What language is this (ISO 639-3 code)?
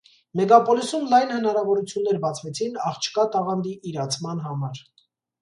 hye